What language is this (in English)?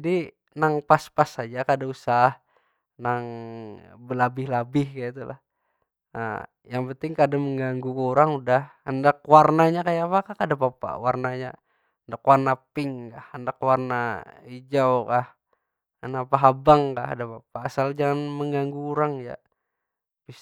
Banjar